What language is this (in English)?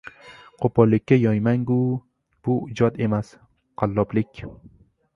Uzbek